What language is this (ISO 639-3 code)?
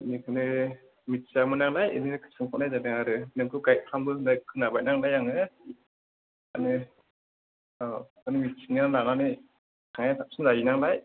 brx